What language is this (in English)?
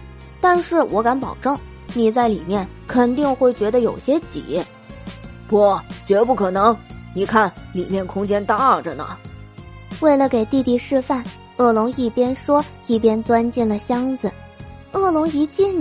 Chinese